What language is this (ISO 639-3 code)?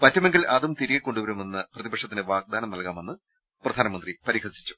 mal